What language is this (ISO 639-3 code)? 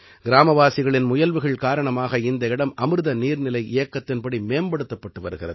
tam